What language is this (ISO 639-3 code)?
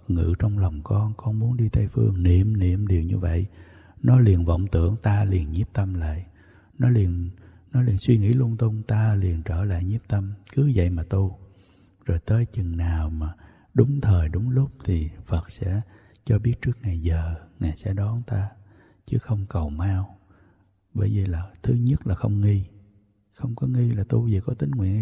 vie